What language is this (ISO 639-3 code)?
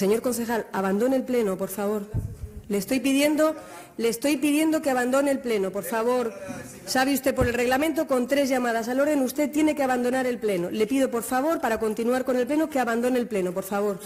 spa